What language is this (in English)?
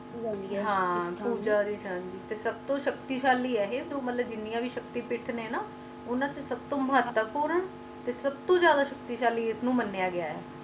Punjabi